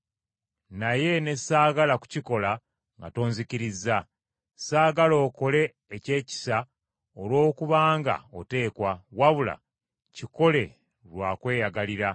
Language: Ganda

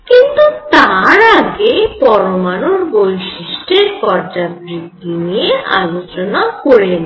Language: Bangla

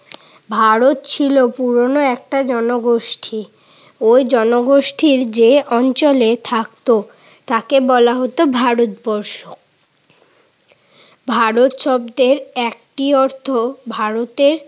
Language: Bangla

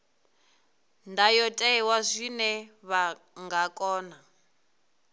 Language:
Venda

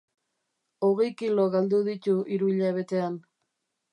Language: Basque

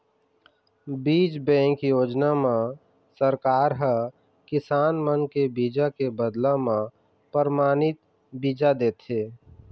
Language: Chhattisgarhi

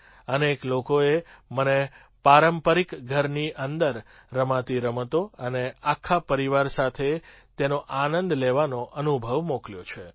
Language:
Gujarati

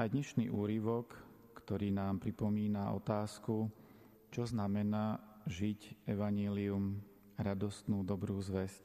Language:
Slovak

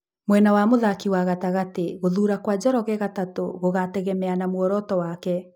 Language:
Kikuyu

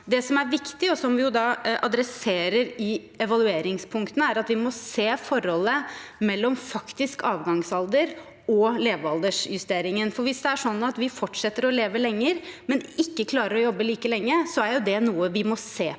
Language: Norwegian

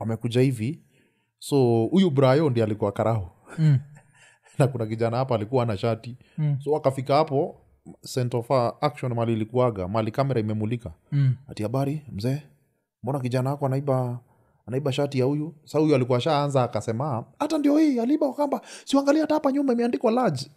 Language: Swahili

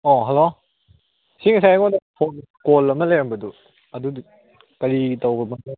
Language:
Manipuri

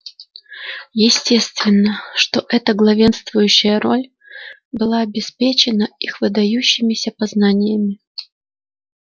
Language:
Russian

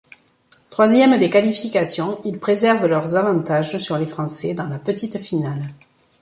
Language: French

